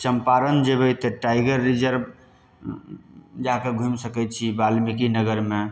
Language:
Maithili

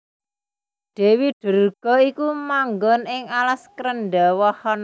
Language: Javanese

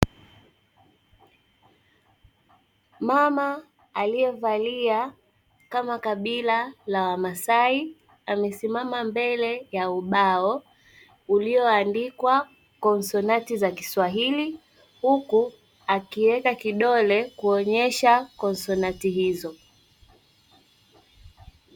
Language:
Swahili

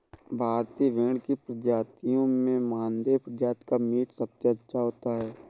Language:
Hindi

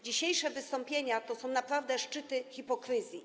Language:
Polish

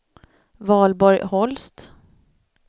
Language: Swedish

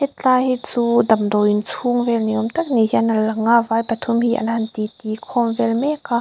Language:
Mizo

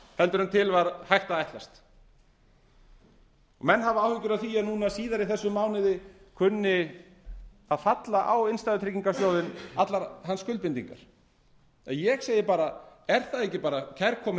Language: Icelandic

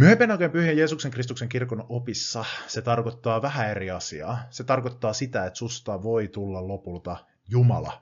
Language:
Finnish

